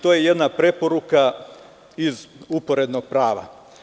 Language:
Serbian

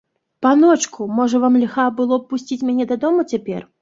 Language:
Belarusian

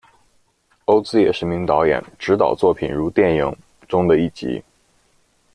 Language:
Chinese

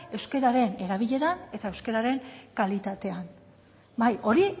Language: Basque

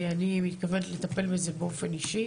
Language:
Hebrew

